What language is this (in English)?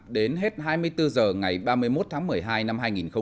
Vietnamese